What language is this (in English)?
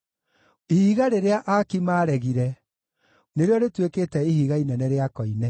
Kikuyu